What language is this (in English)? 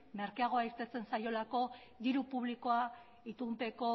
Basque